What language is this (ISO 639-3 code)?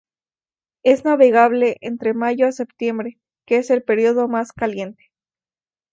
spa